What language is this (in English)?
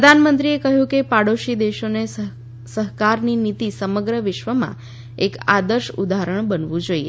Gujarati